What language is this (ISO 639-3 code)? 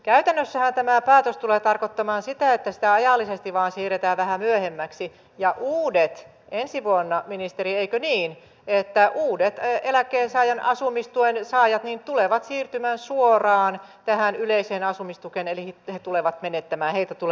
fin